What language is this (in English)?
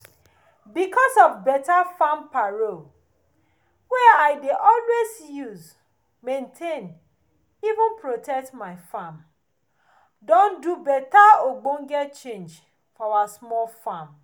Nigerian Pidgin